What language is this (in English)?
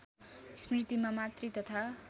Nepali